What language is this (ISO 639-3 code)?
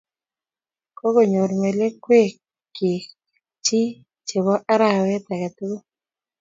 kln